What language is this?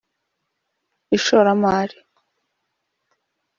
Kinyarwanda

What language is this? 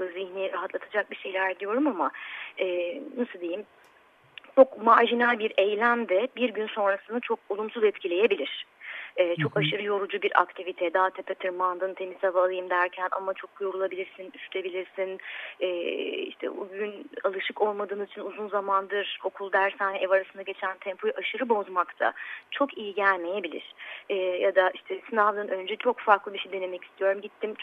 Turkish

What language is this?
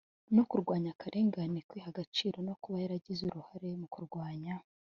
Kinyarwanda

